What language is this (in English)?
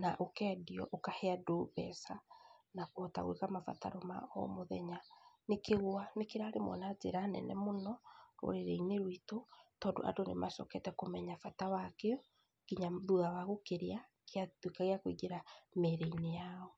Kikuyu